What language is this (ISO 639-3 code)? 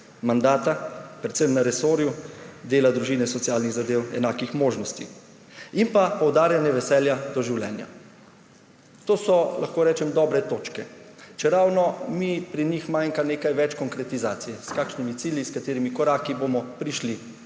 slv